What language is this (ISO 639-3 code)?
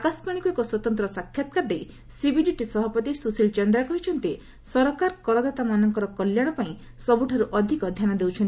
ori